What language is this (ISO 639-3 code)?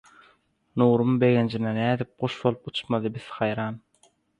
tuk